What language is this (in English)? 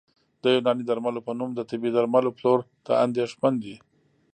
Pashto